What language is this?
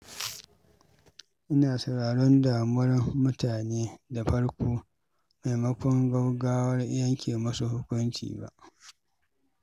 Hausa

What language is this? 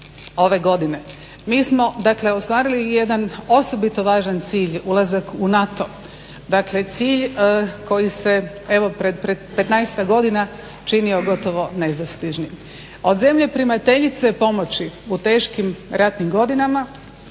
Croatian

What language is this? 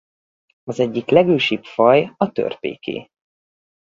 Hungarian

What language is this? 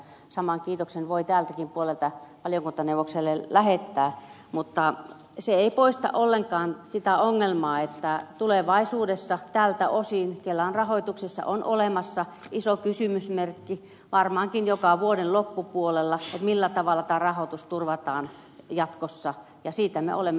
Finnish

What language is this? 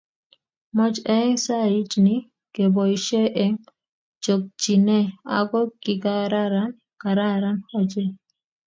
Kalenjin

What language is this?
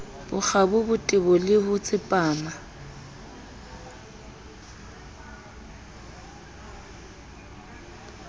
Southern Sotho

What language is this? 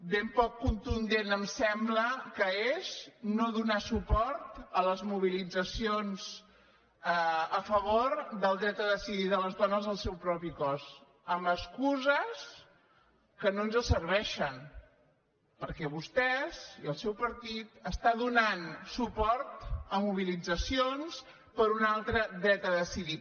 Catalan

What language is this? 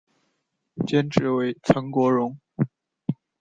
Chinese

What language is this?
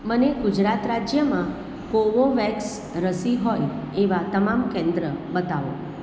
Gujarati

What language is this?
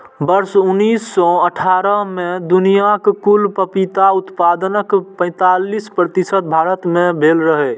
Maithili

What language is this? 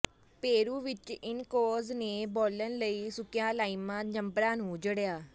Punjabi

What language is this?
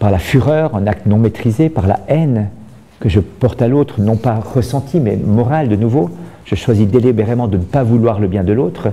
French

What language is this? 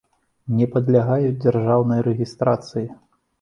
Belarusian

